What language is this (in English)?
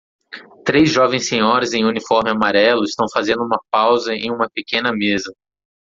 Portuguese